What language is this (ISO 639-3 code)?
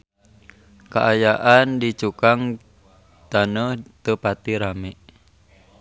sun